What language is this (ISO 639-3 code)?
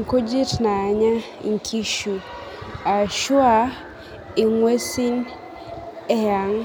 mas